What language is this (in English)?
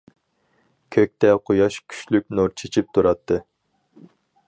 Uyghur